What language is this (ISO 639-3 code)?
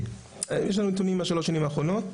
heb